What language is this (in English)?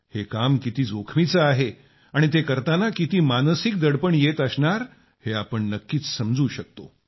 Marathi